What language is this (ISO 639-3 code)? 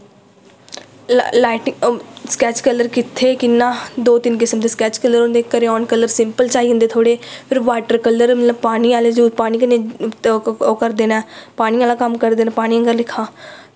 doi